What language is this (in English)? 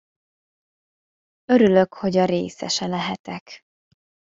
Hungarian